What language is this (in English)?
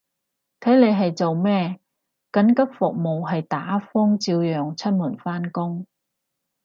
Cantonese